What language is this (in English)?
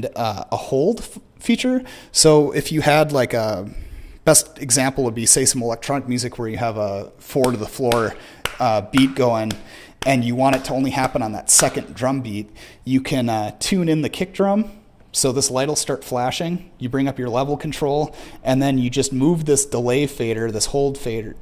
English